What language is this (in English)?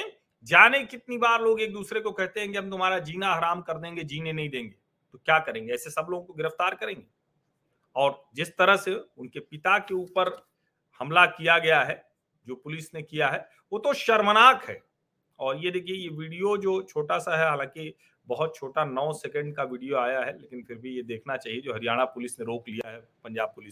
Hindi